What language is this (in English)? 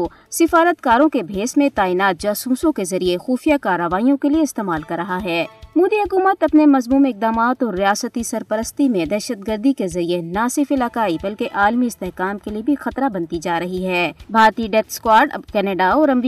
Urdu